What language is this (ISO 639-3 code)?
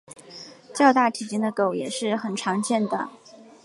zho